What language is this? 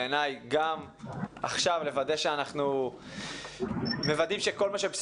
Hebrew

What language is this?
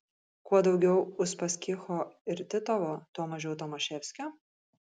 Lithuanian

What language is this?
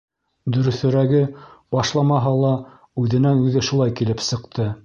Bashkir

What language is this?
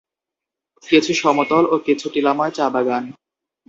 Bangla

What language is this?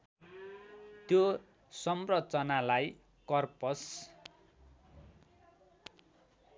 Nepali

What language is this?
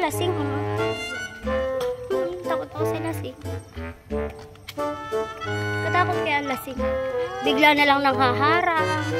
Filipino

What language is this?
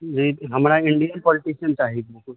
Maithili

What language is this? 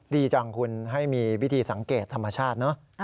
Thai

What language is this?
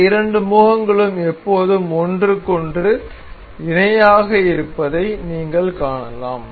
Tamil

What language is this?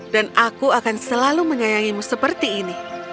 Indonesian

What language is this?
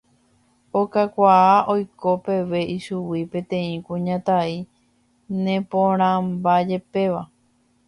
Guarani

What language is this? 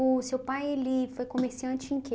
Portuguese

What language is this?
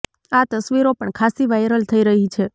Gujarati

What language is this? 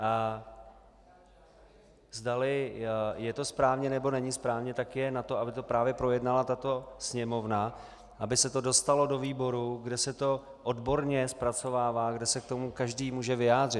Czech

